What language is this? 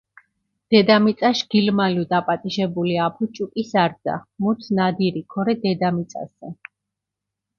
Mingrelian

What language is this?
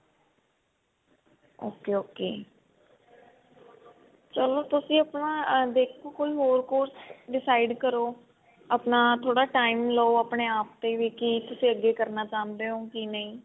Punjabi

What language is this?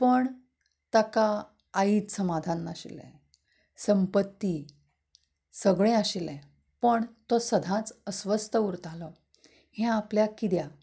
Konkani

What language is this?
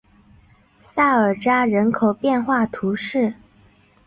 Chinese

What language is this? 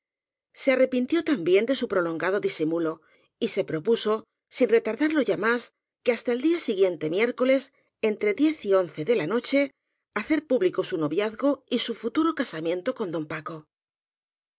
Spanish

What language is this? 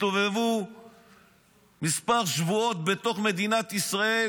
Hebrew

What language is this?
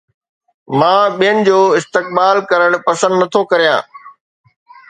Sindhi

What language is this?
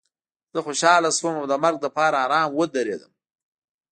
Pashto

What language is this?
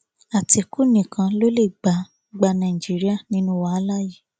Yoruba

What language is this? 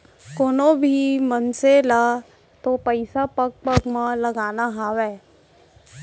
Chhattisgarhi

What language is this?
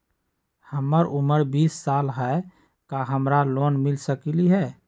Magahi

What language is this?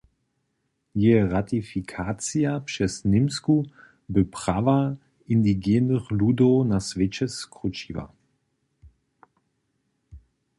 Upper Sorbian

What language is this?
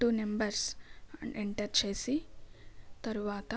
Telugu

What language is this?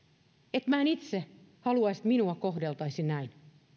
Finnish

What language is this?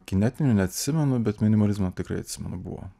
Lithuanian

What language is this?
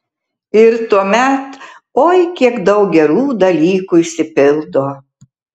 Lithuanian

